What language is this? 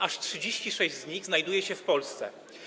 Polish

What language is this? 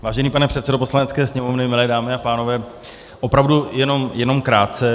Czech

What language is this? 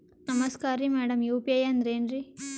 Kannada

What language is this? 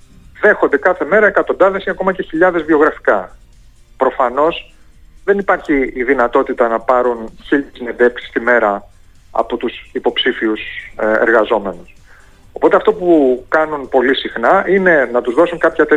Greek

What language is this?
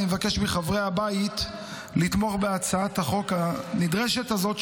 Hebrew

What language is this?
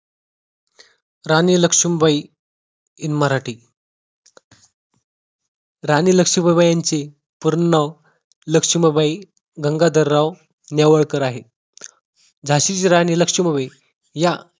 Marathi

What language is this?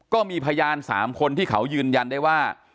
Thai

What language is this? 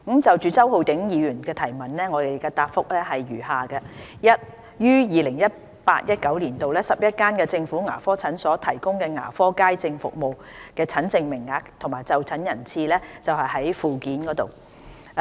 Cantonese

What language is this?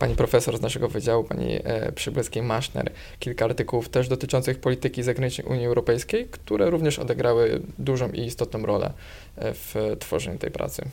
Polish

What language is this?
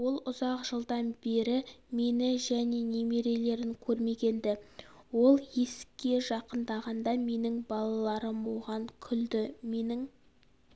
Kazakh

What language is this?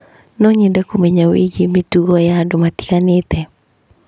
Kikuyu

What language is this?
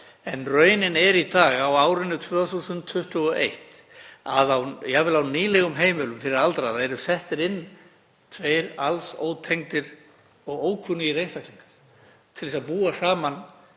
Icelandic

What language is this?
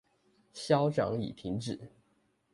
Chinese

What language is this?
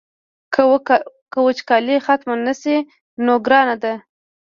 Pashto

